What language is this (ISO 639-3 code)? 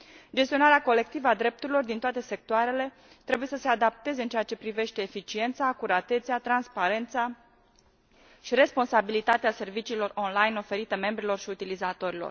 ron